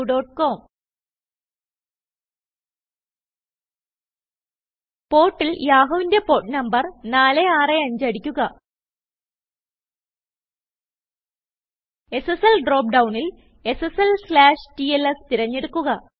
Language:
Malayalam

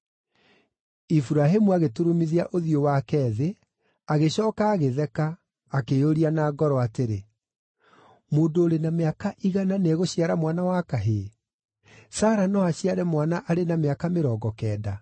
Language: Kikuyu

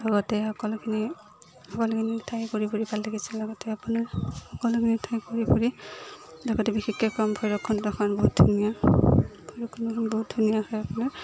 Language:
Assamese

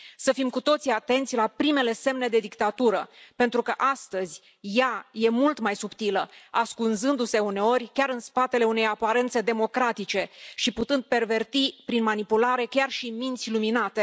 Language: Romanian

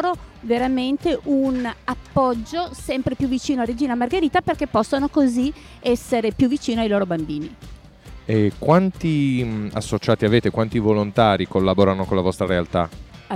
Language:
Italian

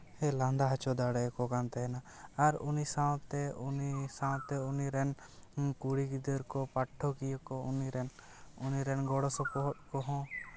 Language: Santali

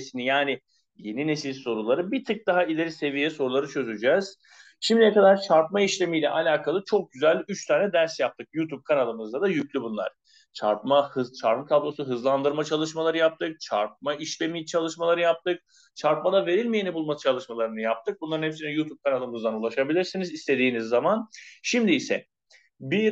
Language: Turkish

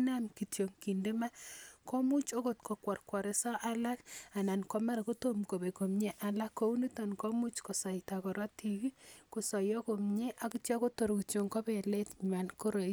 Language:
Kalenjin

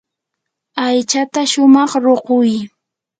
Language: Yanahuanca Pasco Quechua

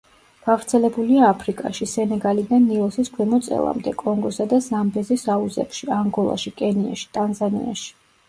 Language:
Georgian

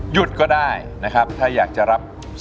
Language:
Thai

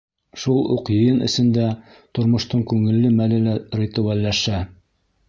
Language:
Bashkir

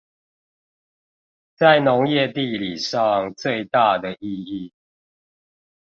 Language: Chinese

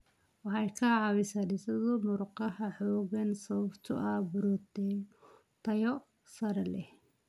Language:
Somali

